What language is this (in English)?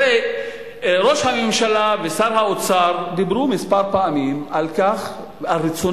Hebrew